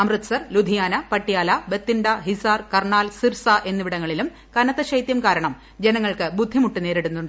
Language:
Malayalam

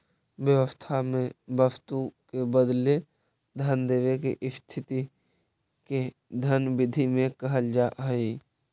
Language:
Magahi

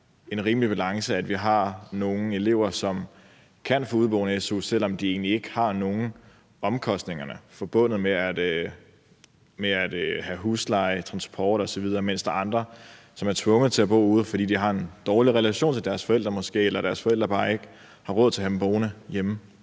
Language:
Danish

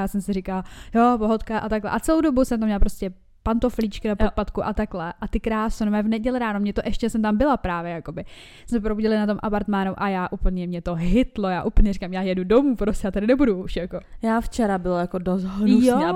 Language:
Czech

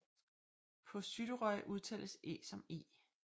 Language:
Danish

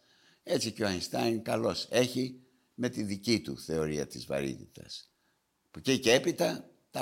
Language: Greek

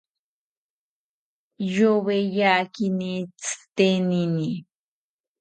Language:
South Ucayali Ashéninka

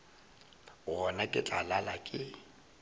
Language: Northern Sotho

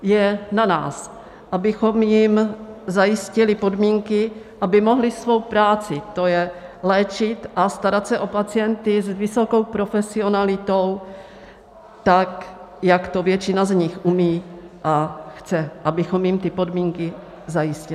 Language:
Czech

